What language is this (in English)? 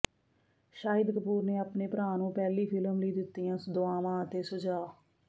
Punjabi